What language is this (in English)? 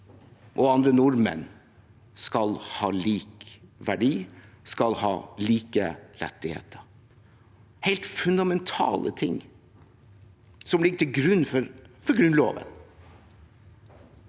Norwegian